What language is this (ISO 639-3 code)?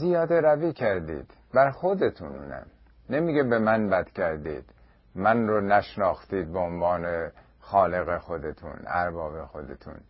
fas